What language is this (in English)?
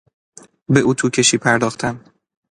Persian